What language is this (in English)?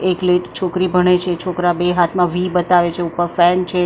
Gujarati